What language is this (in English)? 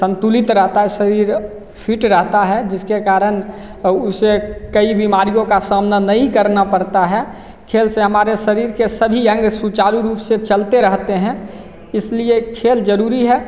Hindi